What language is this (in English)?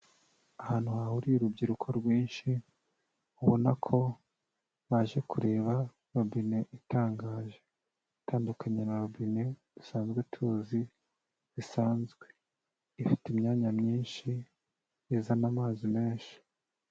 Kinyarwanda